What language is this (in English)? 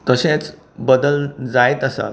Konkani